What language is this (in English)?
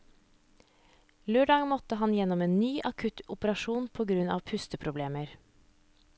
Norwegian